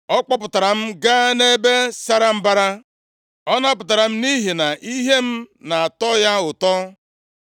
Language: Igbo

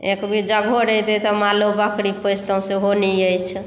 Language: Maithili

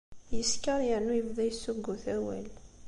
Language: Kabyle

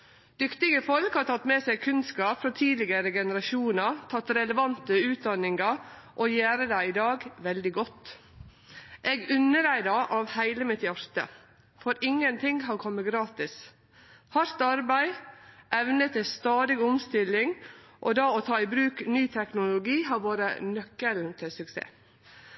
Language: Norwegian Nynorsk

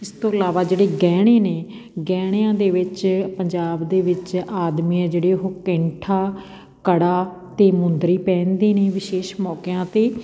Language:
Punjabi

